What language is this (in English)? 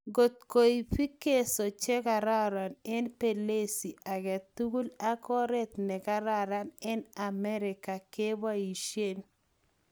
Kalenjin